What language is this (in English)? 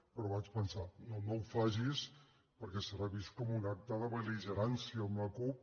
Catalan